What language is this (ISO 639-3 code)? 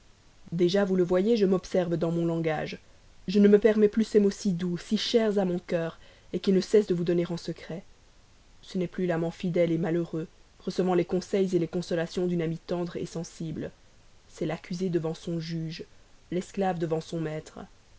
fra